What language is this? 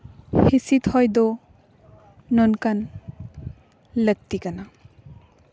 Santali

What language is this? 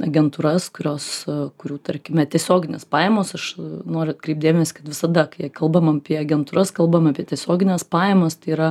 Lithuanian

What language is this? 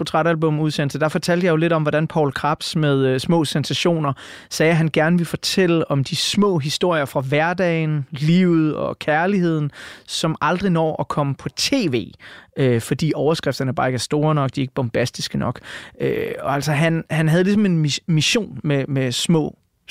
Danish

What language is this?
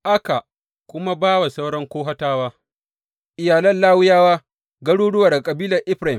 Hausa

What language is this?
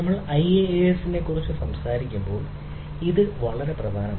Malayalam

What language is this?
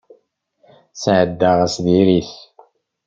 Kabyle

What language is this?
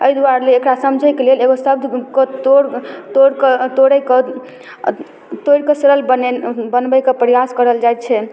Maithili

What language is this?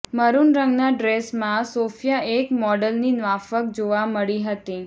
Gujarati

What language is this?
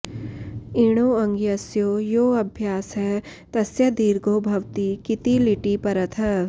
Sanskrit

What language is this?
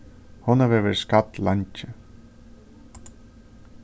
Faroese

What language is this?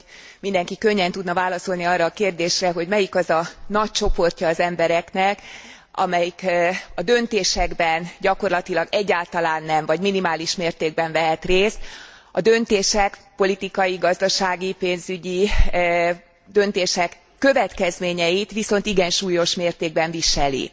Hungarian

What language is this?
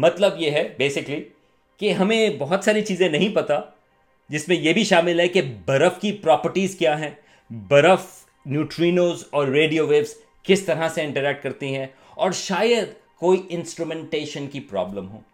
Urdu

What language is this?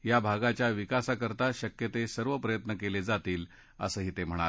Marathi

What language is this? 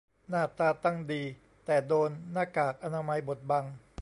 Thai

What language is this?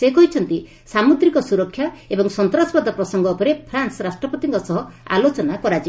Odia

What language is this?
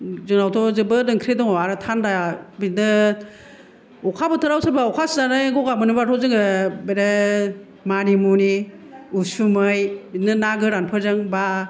Bodo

